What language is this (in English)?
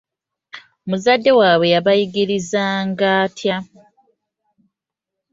Ganda